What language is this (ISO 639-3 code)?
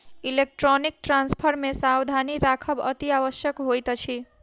mai